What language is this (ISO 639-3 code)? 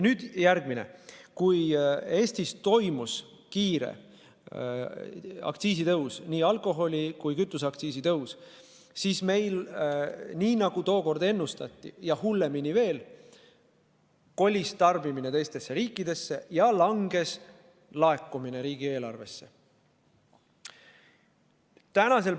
est